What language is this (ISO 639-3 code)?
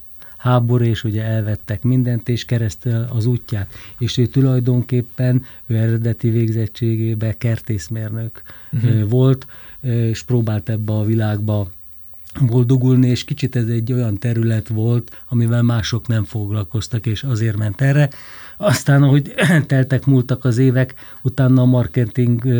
hun